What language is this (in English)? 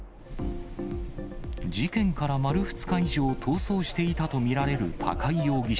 Japanese